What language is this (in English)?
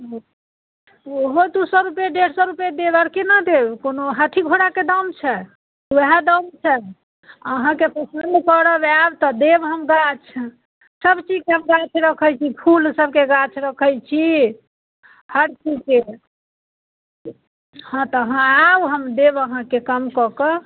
Maithili